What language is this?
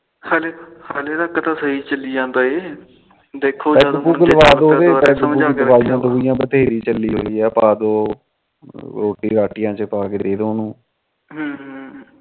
Punjabi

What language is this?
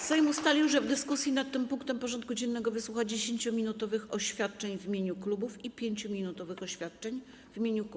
Polish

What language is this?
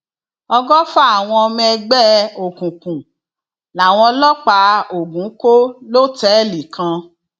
Yoruba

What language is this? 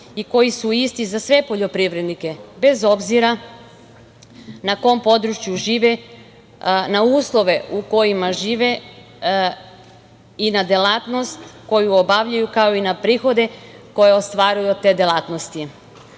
Serbian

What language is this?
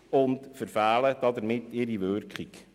Swiss German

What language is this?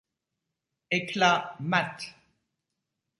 French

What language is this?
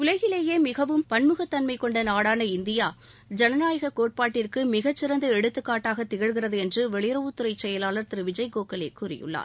Tamil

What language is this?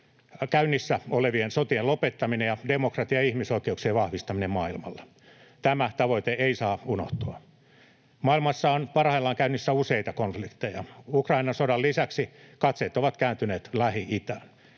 Finnish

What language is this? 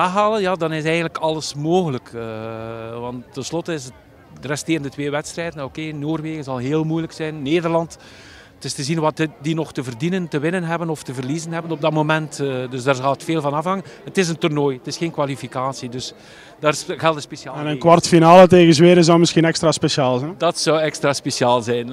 Dutch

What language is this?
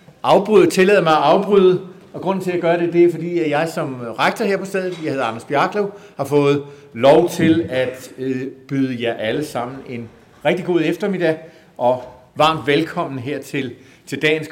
Danish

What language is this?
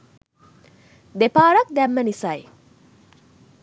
Sinhala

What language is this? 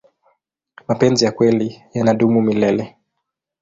Swahili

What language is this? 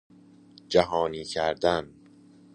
Persian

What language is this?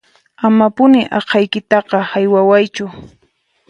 Puno Quechua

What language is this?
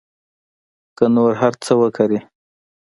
Pashto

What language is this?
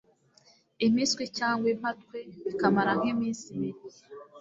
Kinyarwanda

